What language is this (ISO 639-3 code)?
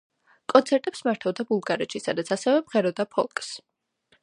kat